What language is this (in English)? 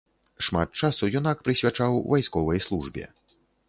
Belarusian